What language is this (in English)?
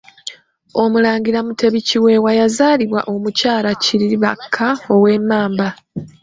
Ganda